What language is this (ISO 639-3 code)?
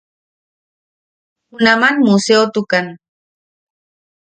yaq